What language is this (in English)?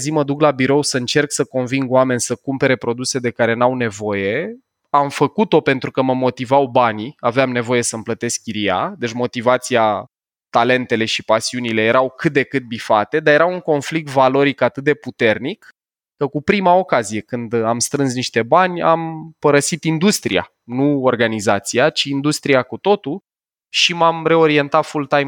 Romanian